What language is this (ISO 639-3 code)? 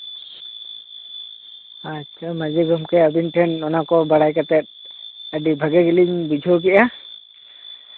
sat